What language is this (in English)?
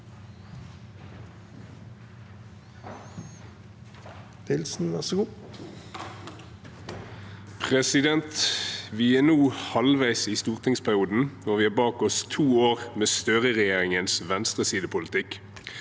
Norwegian